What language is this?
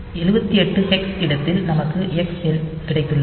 Tamil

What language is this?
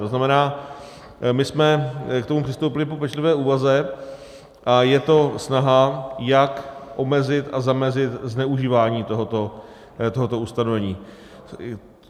Czech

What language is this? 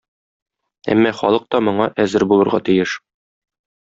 Tatar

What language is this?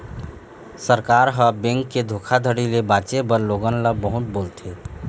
Chhattisgarhi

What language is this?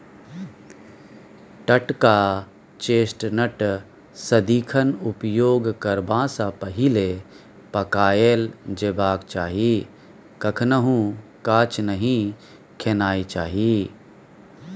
Maithili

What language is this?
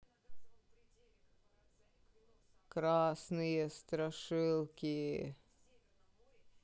Russian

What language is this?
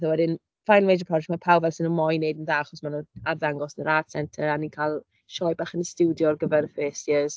Welsh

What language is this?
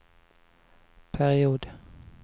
Swedish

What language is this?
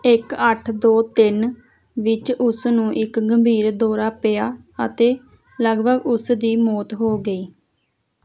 Punjabi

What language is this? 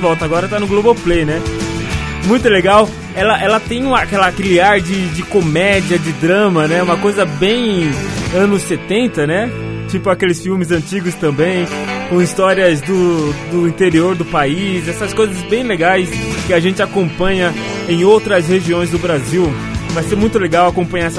Portuguese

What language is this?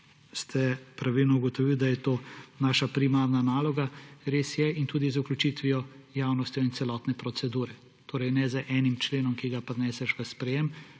Slovenian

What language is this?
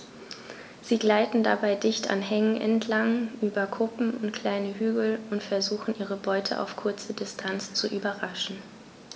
German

